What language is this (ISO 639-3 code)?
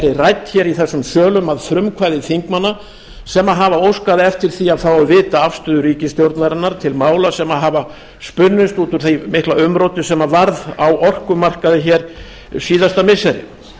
isl